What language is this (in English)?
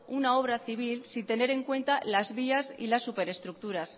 Spanish